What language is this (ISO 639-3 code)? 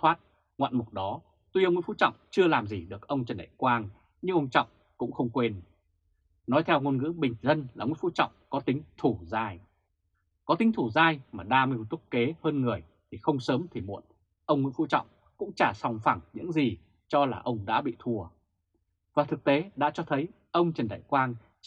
vie